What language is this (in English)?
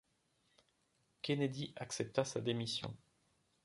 French